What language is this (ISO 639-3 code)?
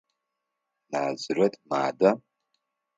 ady